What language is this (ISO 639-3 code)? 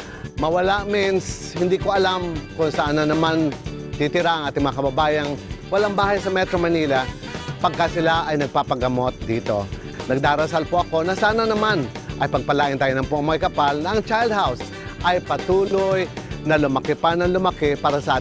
fil